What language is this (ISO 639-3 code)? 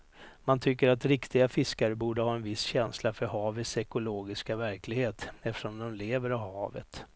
swe